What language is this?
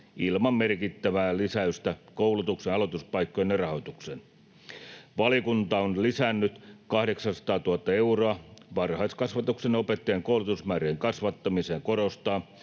Finnish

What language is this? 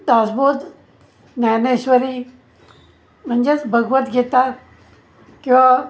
Marathi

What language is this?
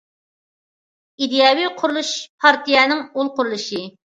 Uyghur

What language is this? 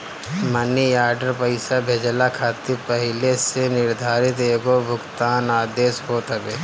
Bhojpuri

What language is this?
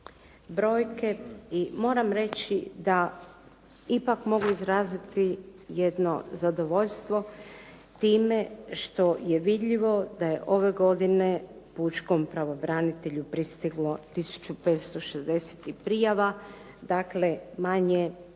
Croatian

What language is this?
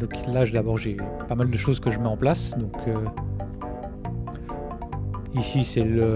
French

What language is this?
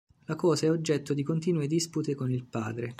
Italian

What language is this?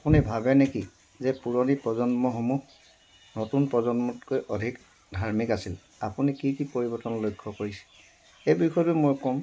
Assamese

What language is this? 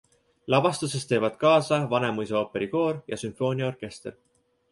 Estonian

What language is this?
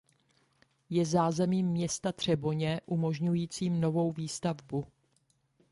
Czech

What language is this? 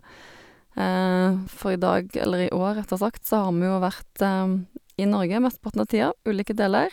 Norwegian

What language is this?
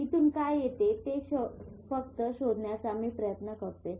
Marathi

